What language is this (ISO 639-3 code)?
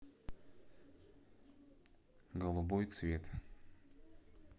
rus